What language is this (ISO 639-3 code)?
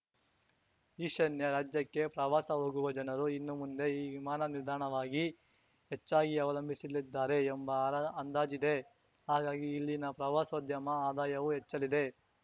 kan